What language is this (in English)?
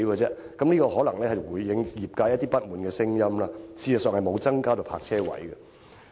Cantonese